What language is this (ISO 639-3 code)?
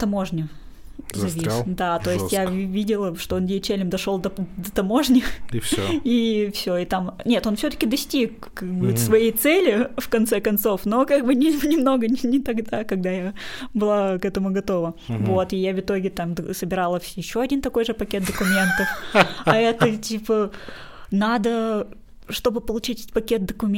rus